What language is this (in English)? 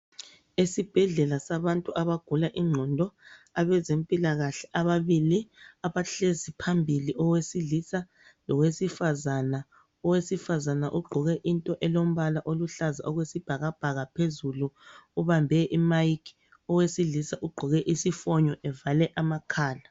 North Ndebele